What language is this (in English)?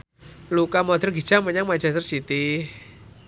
Javanese